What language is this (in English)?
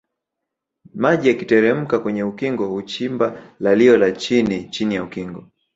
Swahili